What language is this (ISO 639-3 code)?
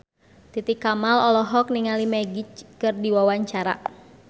sun